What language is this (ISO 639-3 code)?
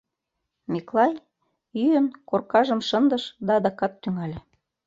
chm